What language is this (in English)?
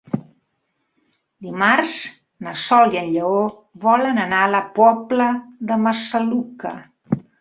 Catalan